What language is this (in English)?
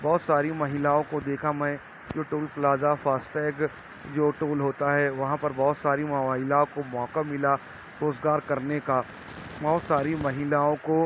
Urdu